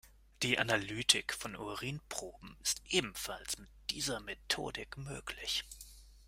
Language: German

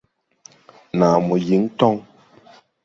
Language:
Tupuri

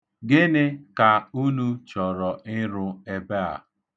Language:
Igbo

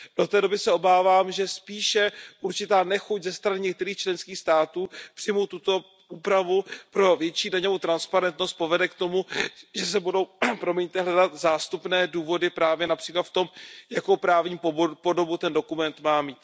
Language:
Czech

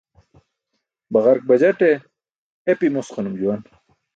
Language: Burushaski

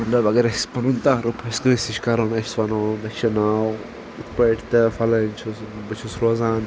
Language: Kashmiri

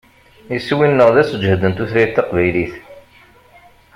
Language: Kabyle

